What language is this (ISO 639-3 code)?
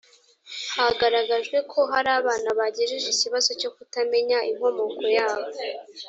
kin